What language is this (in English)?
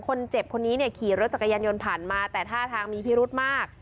Thai